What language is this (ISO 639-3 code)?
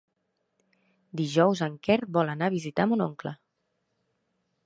cat